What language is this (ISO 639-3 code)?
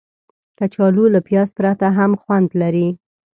pus